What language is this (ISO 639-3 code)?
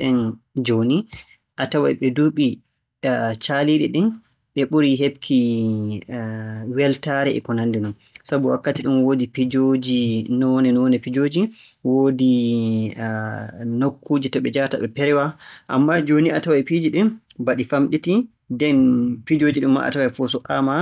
fue